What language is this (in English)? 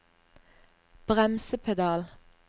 Norwegian